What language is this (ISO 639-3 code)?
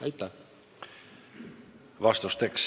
est